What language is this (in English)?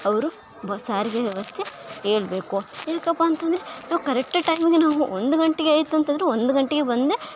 Kannada